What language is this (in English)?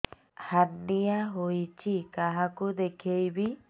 Odia